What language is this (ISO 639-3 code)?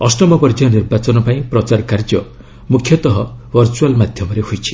ori